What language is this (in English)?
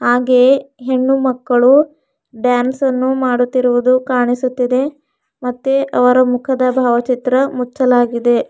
Kannada